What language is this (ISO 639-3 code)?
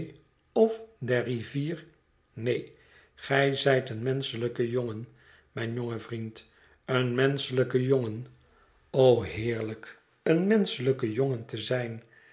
nld